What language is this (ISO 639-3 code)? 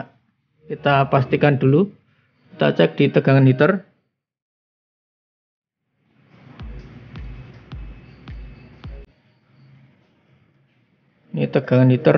ind